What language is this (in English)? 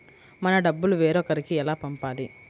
Telugu